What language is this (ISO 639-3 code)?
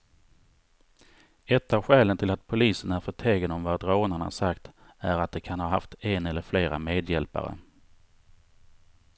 swe